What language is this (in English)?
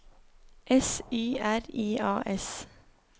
Norwegian